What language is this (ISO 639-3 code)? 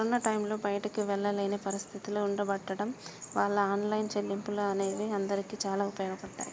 tel